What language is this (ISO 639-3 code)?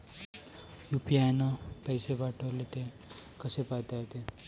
mar